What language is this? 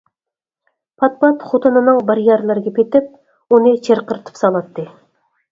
Uyghur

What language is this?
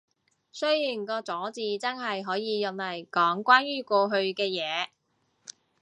Cantonese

